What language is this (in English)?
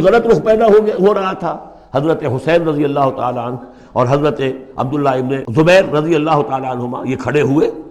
Urdu